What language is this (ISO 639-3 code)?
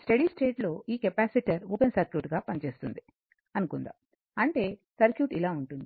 tel